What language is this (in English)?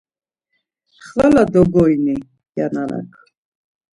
Laz